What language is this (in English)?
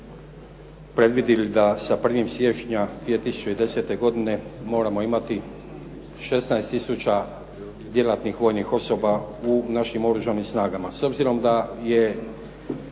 Croatian